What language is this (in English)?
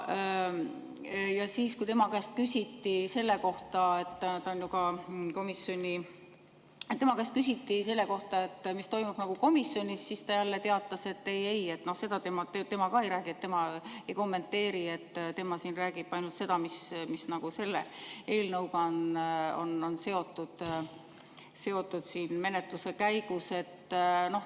Estonian